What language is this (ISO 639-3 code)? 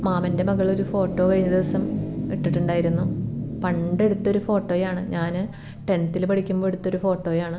mal